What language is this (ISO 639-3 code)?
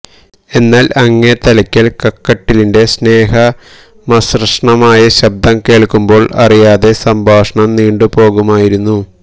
mal